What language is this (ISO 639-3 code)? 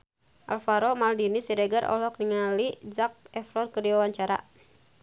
sun